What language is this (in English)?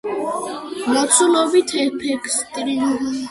Georgian